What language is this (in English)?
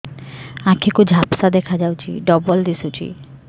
Odia